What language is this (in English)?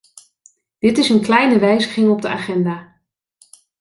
Dutch